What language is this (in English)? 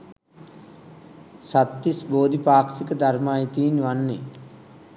Sinhala